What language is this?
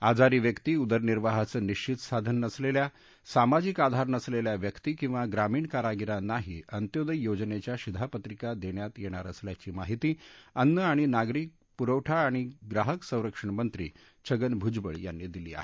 Marathi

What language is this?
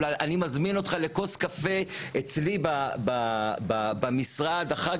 Hebrew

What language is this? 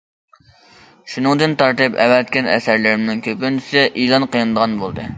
Uyghur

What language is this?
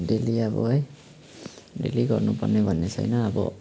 Nepali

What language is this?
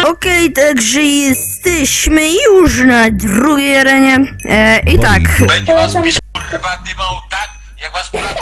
Polish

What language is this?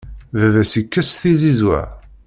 Kabyle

